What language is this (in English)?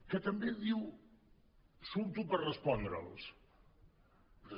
Catalan